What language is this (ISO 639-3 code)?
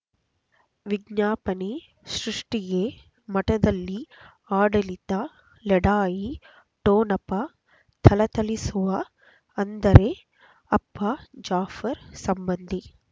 kan